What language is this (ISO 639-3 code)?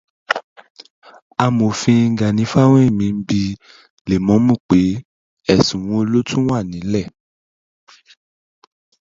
yor